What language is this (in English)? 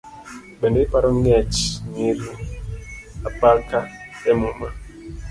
Luo (Kenya and Tanzania)